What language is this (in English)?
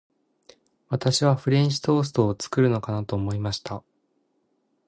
Japanese